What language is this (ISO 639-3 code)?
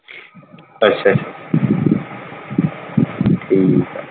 pan